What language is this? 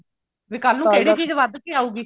Punjabi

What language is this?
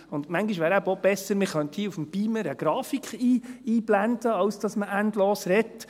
Swiss German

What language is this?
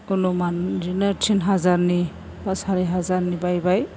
Bodo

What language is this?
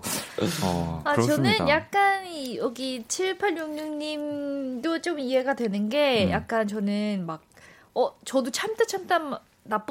Korean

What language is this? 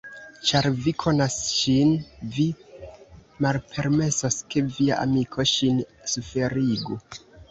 Esperanto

